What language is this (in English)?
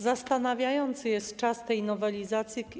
Polish